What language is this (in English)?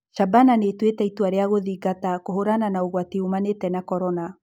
Kikuyu